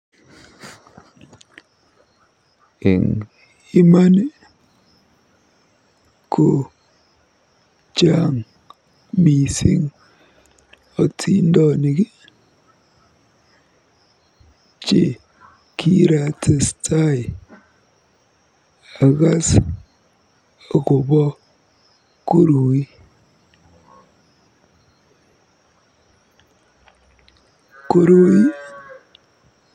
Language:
Kalenjin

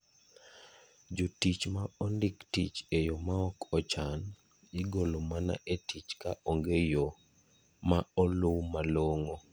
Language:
Luo (Kenya and Tanzania)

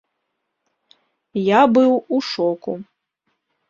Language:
Belarusian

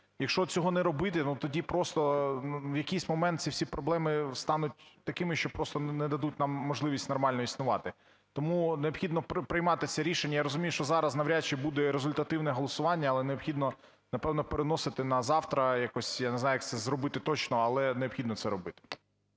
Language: Ukrainian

